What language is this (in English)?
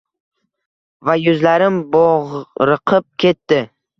Uzbek